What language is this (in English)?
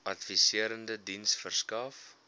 Afrikaans